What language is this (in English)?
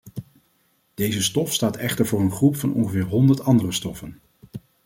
Dutch